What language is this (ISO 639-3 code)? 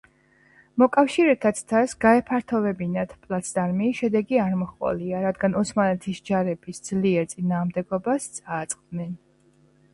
kat